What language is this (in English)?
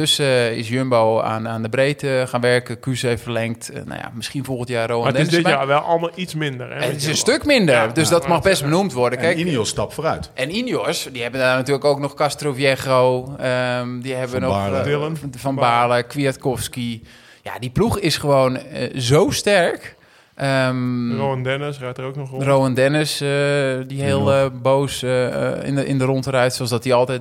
Dutch